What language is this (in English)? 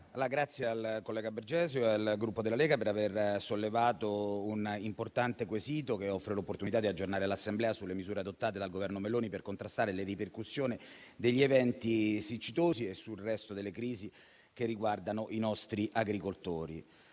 Italian